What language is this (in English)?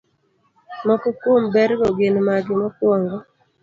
Luo (Kenya and Tanzania)